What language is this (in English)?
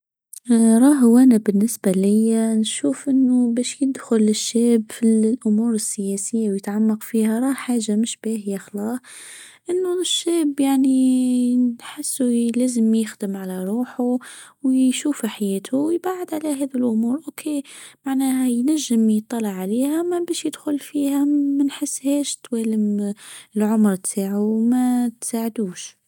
Tunisian Arabic